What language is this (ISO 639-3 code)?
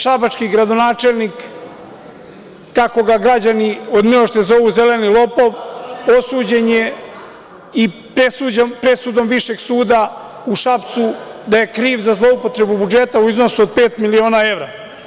srp